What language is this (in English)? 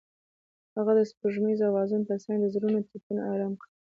Pashto